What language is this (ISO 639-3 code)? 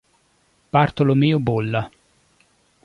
ita